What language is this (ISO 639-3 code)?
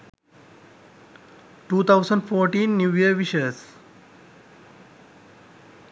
sin